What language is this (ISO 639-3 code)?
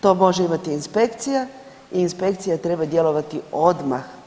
hrv